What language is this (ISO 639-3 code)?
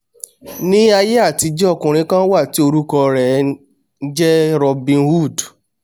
yor